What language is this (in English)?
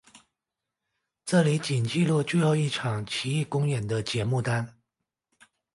Chinese